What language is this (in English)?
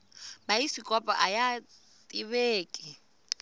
Tsonga